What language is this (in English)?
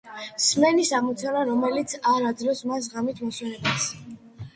Georgian